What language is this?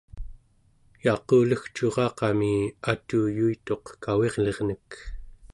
Central Yupik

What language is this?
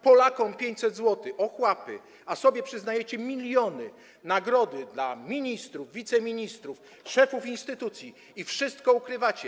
Polish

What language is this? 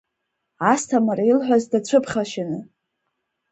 Abkhazian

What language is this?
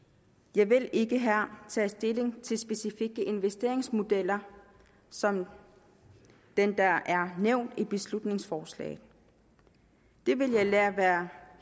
Danish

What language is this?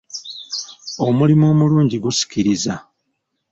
Ganda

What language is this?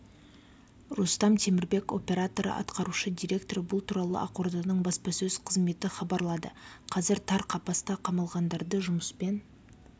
Kazakh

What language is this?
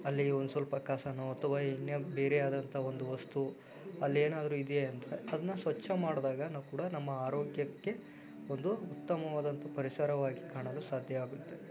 Kannada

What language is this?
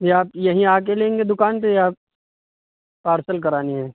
Urdu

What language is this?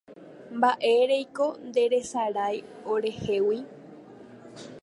Guarani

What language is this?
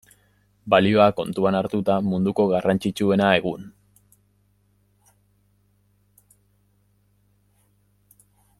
Basque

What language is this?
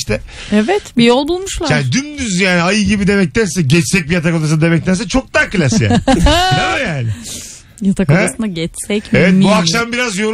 Turkish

